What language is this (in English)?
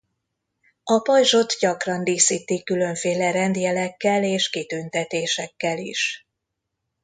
Hungarian